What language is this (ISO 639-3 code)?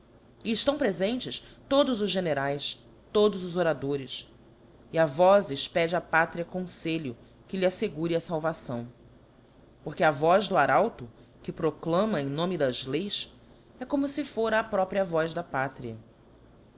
por